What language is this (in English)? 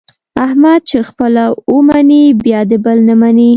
Pashto